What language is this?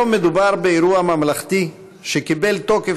Hebrew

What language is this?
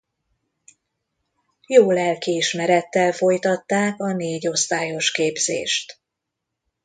Hungarian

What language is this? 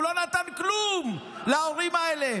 Hebrew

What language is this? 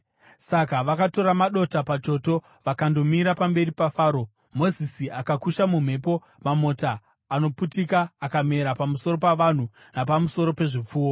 Shona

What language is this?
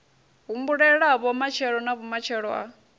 Venda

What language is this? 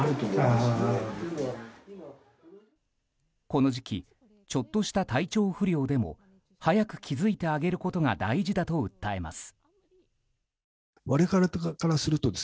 Japanese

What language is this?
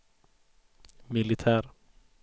Swedish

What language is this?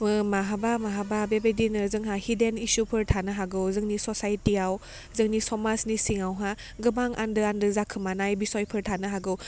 Bodo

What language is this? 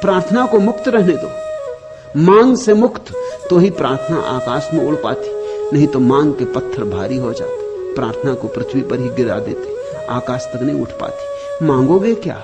Hindi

